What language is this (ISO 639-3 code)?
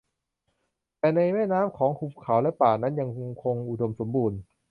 tha